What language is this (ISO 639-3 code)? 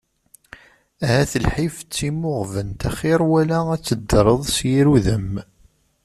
kab